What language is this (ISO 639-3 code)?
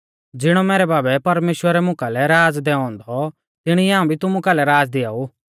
bfz